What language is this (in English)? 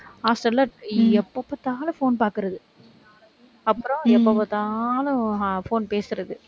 Tamil